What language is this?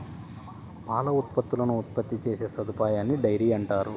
Telugu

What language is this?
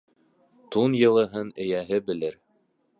Bashkir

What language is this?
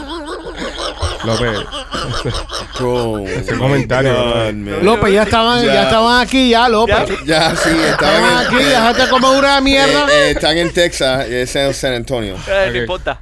Spanish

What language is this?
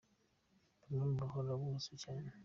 Kinyarwanda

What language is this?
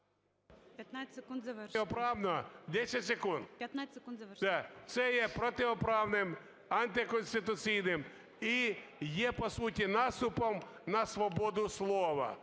Ukrainian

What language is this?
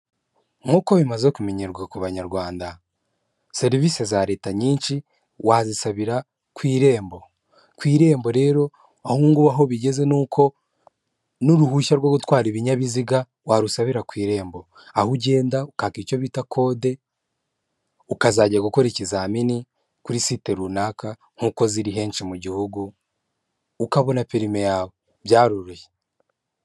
Kinyarwanda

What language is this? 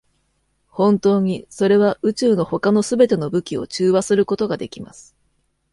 Japanese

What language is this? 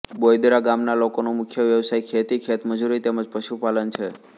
Gujarati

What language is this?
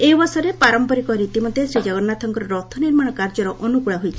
Odia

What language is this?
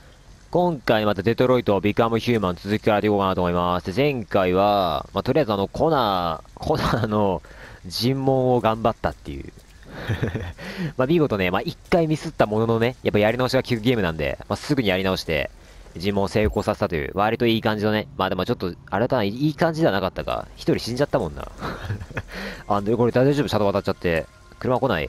Japanese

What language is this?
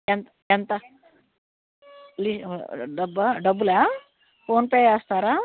Telugu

